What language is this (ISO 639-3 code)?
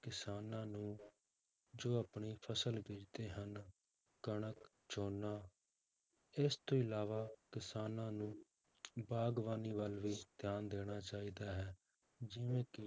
pan